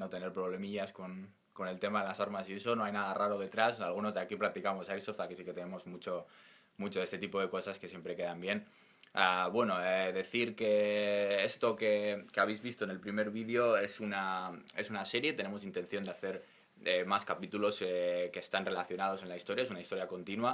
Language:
Spanish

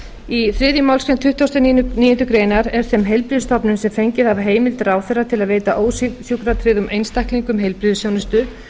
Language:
Icelandic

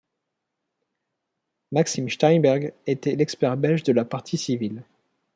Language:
French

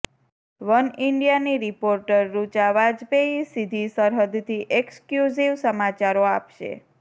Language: Gujarati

